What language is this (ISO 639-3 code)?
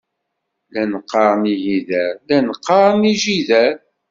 kab